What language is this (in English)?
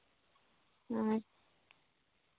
Santali